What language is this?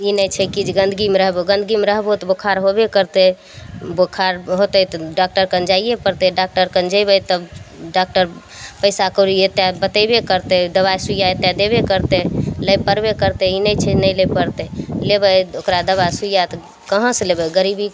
Maithili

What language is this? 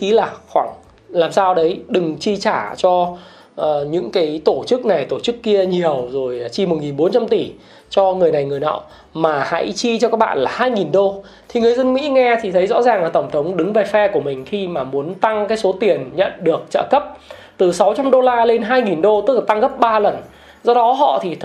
Vietnamese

